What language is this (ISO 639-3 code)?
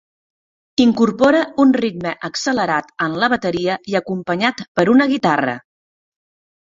cat